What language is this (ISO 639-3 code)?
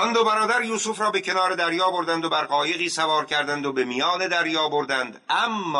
fas